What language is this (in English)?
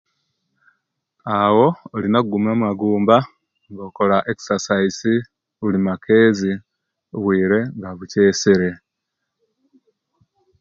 Kenyi